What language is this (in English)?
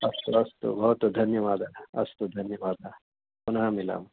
Sanskrit